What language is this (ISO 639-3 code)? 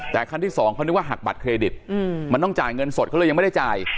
tha